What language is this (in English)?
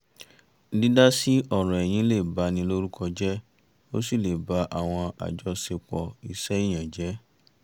Yoruba